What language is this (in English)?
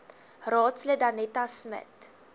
Afrikaans